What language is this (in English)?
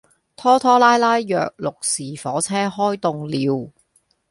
Cantonese